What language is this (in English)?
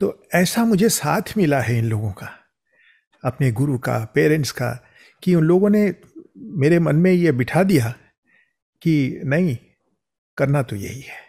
Hindi